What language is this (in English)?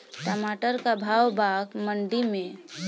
Bhojpuri